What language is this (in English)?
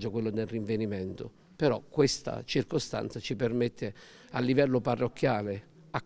Italian